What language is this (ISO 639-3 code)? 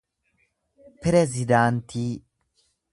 orm